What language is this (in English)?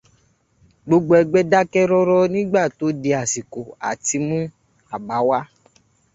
Yoruba